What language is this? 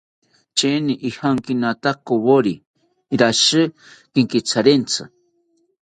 South Ucayali Ashéninka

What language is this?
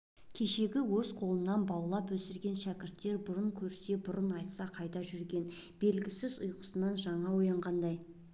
Kazakh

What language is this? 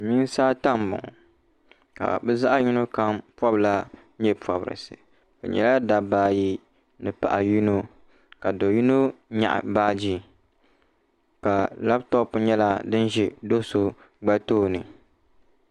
Dagbani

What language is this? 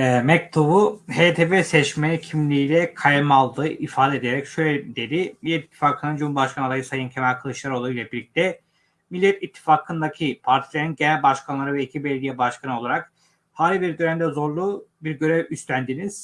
Turkish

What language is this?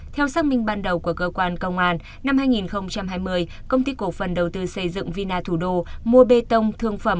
Vietnamese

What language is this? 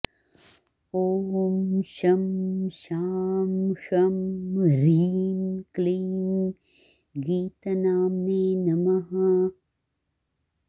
Sanskrit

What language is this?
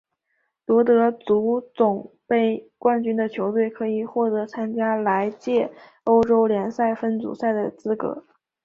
Chinese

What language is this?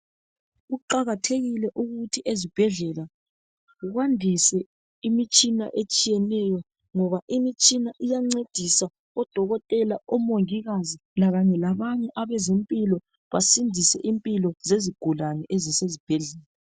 North Ndebele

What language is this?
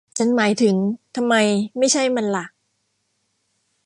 Thai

